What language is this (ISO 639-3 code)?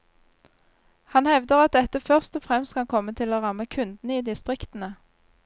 nor